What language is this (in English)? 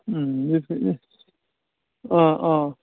Bodo